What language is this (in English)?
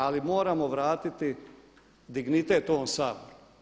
Croatian